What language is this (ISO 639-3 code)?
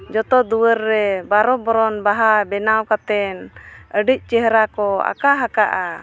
sat